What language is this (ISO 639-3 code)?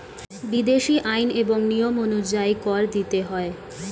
ben